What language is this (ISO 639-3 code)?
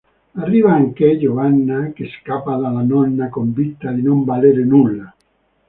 ita